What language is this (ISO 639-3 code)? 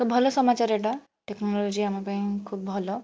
ori